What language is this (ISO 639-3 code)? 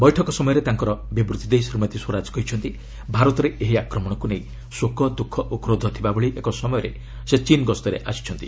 ori